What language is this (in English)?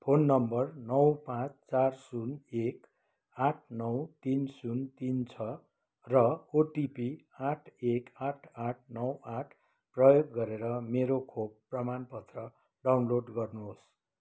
Nepali